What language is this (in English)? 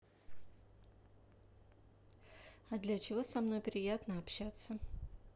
Russian